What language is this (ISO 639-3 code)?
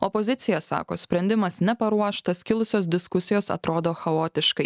lit